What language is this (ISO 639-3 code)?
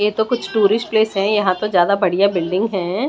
hin